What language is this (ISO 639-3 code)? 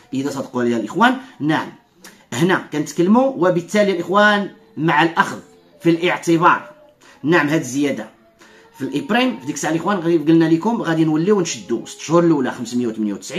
ara